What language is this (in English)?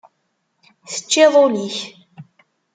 Kabyle